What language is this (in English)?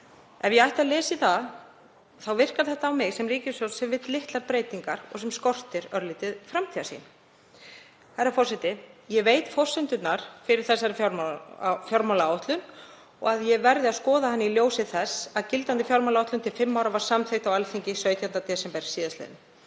Icelandic